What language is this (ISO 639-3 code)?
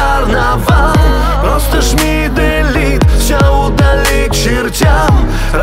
rus